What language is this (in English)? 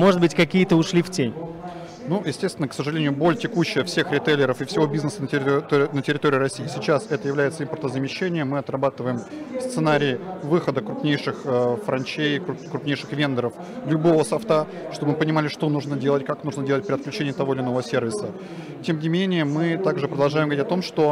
Russian